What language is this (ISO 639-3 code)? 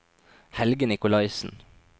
nor